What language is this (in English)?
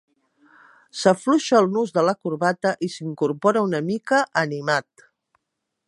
Catalan